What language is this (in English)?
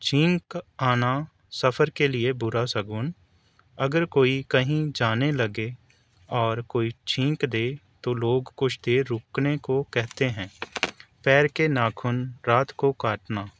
Urdu